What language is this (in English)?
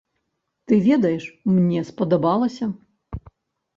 Belarusian